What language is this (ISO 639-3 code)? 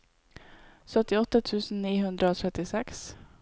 nor